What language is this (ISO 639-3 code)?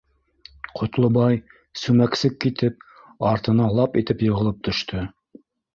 bak